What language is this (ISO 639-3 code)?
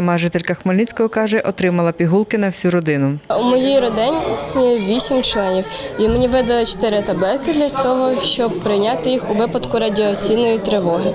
ukr